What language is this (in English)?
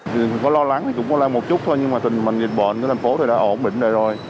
Vietnamese